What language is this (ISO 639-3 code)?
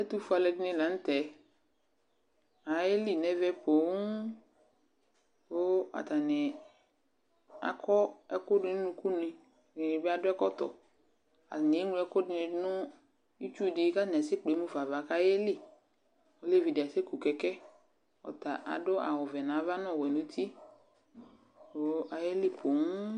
kpo